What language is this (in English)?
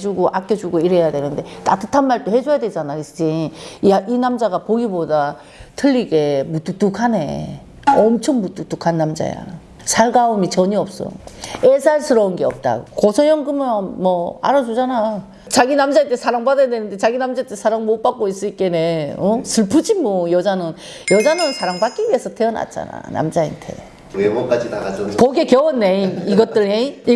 Korean